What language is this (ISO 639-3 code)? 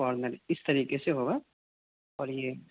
urd